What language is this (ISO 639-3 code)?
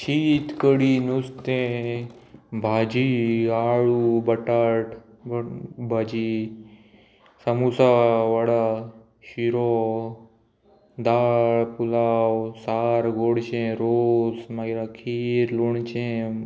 kok